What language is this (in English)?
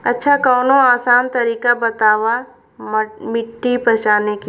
Bhojpuri